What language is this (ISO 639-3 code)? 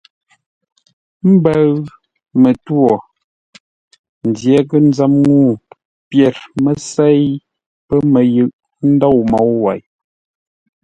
nla